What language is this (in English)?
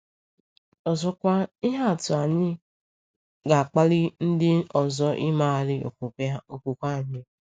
Igbo